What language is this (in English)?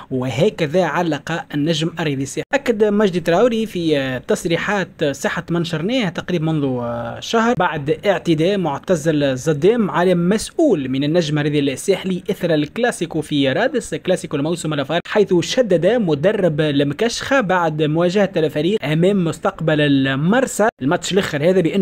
Arabic